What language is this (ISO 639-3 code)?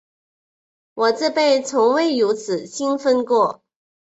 zho